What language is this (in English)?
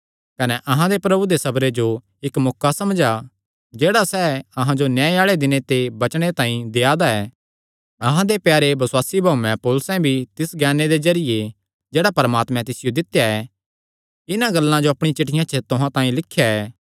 Kangri